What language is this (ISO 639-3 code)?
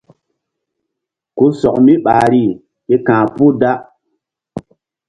mdd